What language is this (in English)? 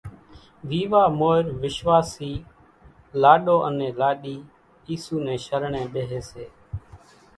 Kachi Koli